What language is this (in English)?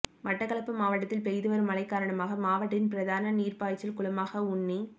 Tamil